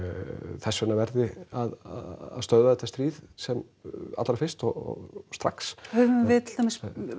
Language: Icelandic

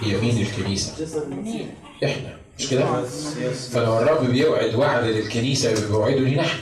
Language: Arabic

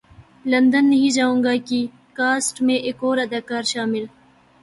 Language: Urdu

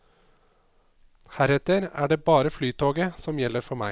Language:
Norwegian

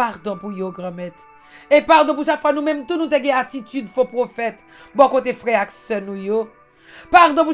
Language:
French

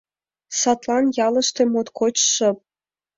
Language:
Mari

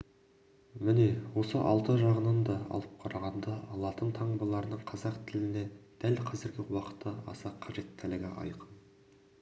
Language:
Kazakh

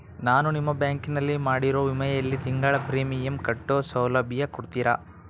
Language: Kannada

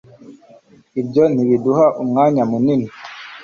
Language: Kinyarwanda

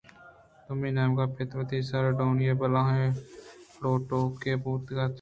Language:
Eastern Balochi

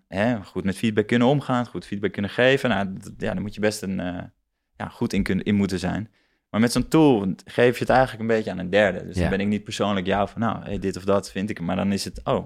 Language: Dutch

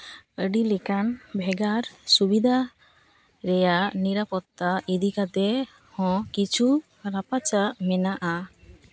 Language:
Santali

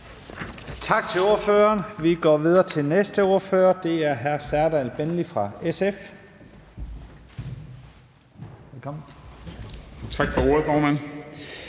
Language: Danish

